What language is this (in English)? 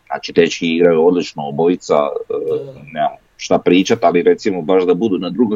Croatian